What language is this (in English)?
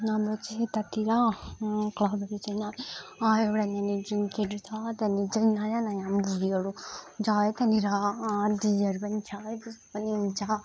Nepali